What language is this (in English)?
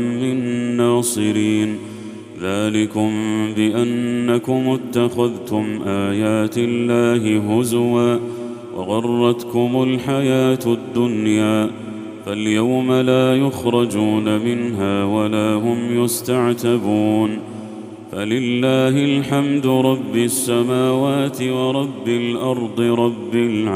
Arabic